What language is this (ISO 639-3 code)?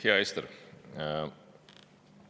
est